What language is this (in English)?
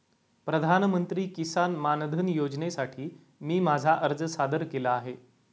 Marathi